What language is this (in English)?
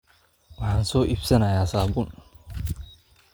Somali